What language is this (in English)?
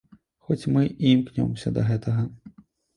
Belarusian